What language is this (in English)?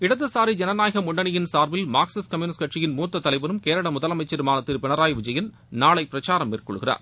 Tamil